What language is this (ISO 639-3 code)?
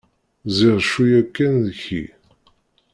kab